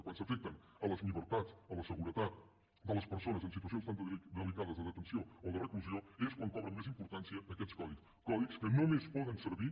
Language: Catalan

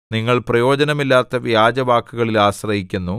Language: Malayalam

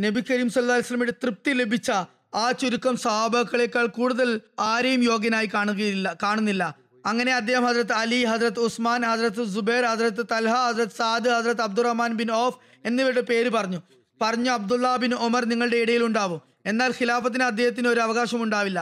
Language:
Malayalam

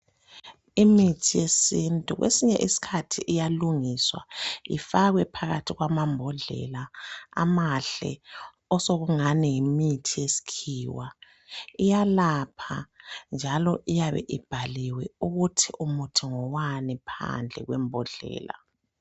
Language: North Ndebele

